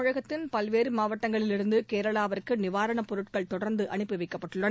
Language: Tamil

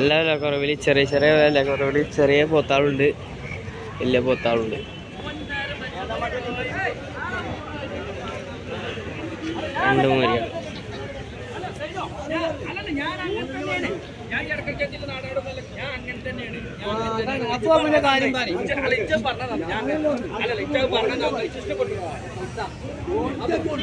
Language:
Malayalam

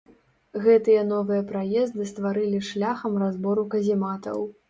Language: Belarusian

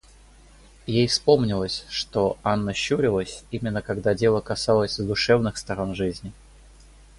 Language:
Russian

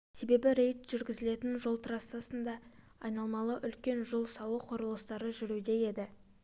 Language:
Kazakh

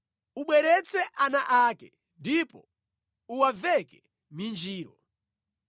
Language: Nyanja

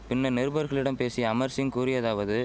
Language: Tamil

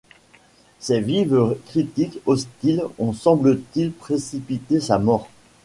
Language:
French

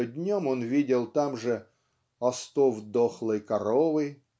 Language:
Russian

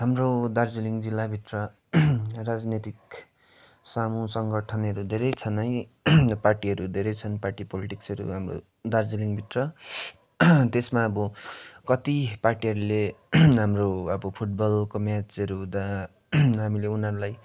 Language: Nepali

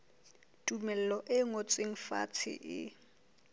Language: Southern Sotho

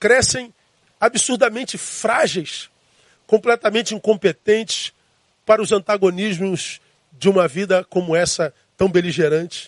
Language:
Portuguese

